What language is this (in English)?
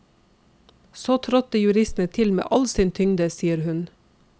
Norwegian